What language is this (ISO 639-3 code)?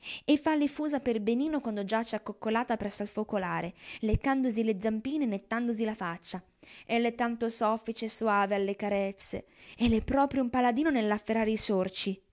ita